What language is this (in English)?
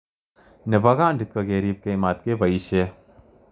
Kalenjin